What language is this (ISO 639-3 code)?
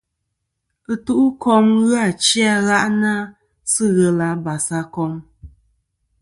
bkm